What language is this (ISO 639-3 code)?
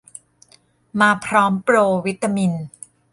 tha